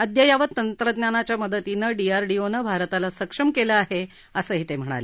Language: Marathi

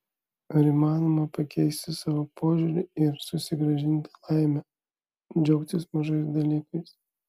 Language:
Lithuanian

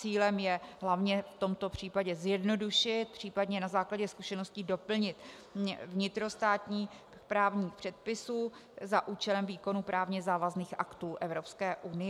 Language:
Czech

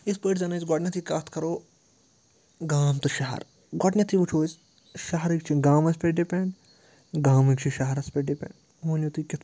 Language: Kashmiri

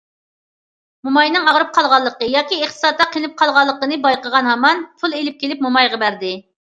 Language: Uyghur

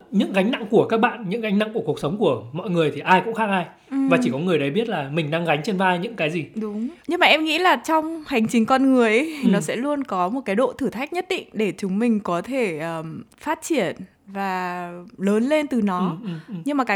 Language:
Vietnamese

